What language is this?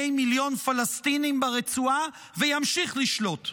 Hebrew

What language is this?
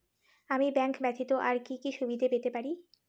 Bangla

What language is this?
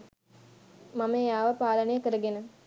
Sinhala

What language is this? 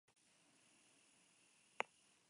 Basque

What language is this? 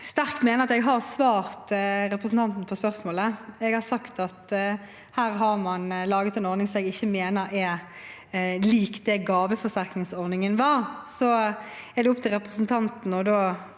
Norwegian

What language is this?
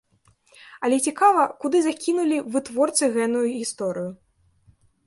Belarusian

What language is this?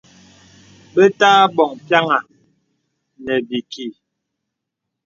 Bebele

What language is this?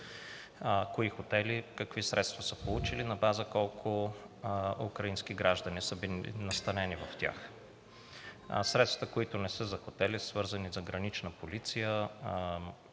Bulgarian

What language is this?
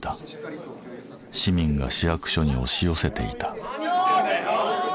Japanese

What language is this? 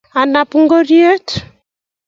Kalenjin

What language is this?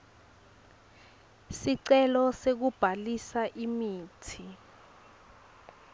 Swati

